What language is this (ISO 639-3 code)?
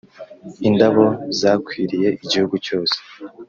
kin